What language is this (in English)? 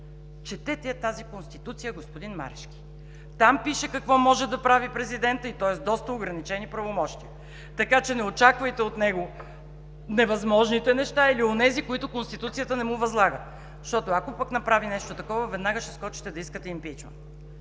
Bulgarian